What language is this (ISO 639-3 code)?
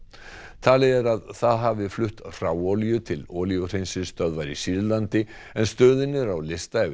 isl